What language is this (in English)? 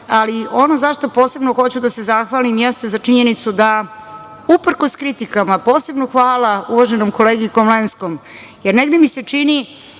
Serbian